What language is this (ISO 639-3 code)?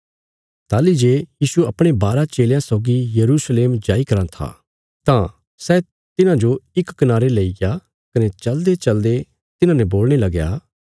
kfs